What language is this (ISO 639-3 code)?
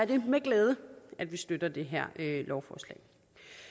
dan